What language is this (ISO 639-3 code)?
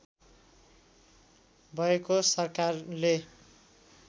nep